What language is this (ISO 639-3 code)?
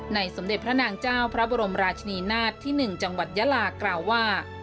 tha